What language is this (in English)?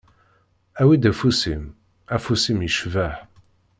Kabyle